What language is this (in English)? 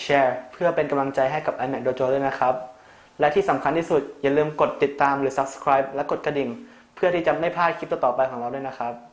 Thai